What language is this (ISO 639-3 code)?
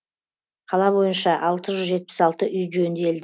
kaz